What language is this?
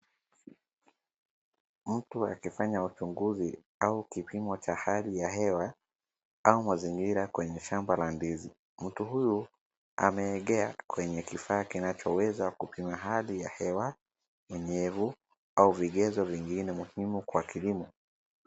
Swahili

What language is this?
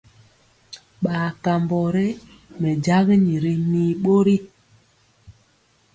Mpiemo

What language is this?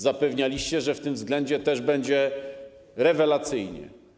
Polish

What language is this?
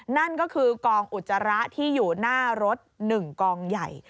Thai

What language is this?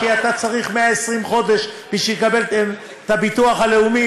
Hebrew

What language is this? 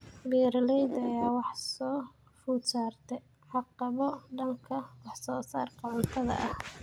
Somali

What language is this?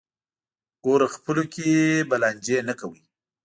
Pashto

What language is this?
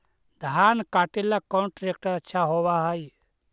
Magahi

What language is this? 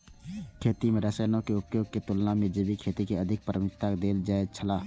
Maithili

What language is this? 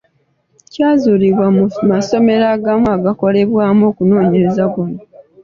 Ganda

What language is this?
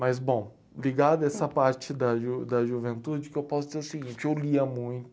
Portuguese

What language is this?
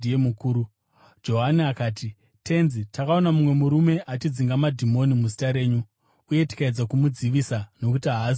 Shona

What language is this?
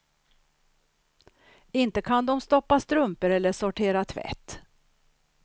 Swedish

